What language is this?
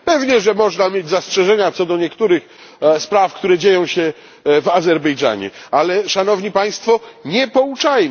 Polish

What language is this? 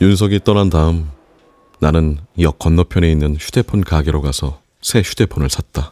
Korean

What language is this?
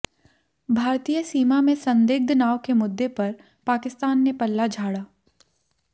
Hindi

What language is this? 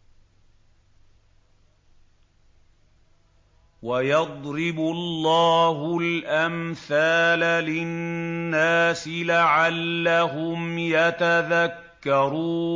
Arabic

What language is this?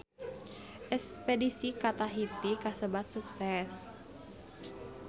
Sundanese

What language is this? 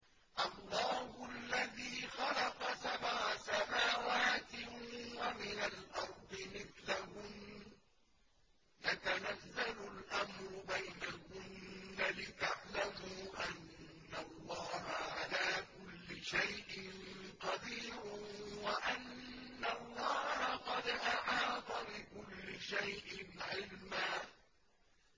Arabic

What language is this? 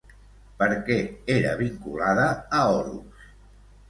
Catalan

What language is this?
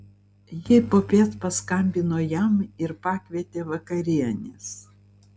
Lithuanian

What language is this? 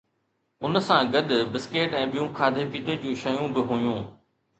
Sindhi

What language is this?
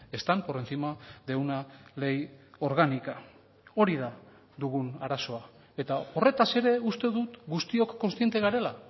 Basque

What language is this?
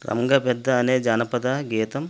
Telugu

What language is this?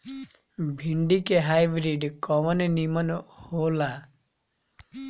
Bhojpuri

